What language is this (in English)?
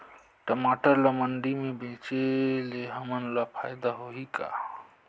Chhattisgarhi